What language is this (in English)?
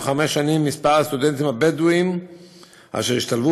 Hebrew